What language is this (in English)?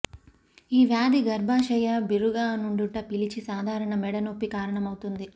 Telugu